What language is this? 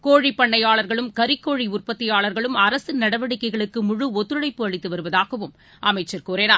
Tamil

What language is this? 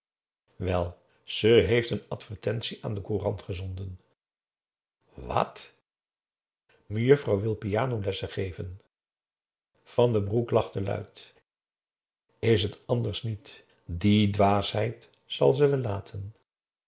Dutch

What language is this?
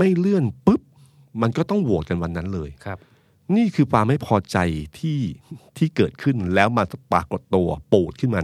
Thai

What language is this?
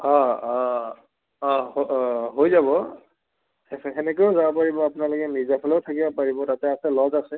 Assamese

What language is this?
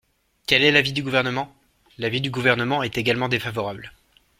French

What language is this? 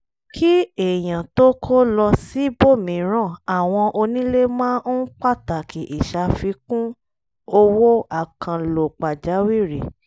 Yoruba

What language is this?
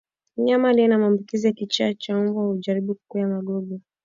Swahili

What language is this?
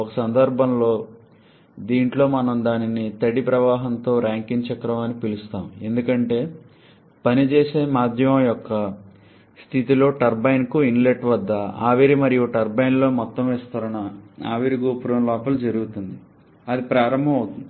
Telugu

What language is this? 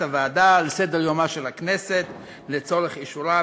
Hebrew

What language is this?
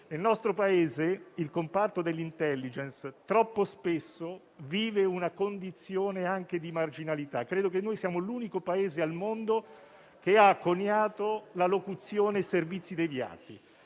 Italian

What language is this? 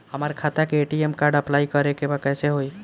Bhojpuri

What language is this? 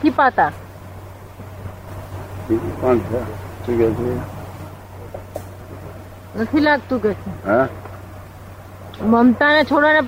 Gujarati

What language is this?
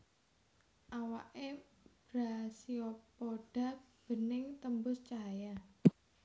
Javanese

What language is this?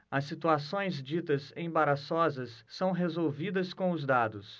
Portuguese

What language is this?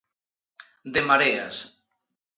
Galician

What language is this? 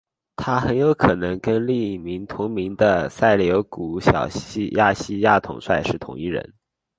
Chinese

